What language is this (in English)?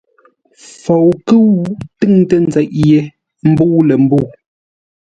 Ngombale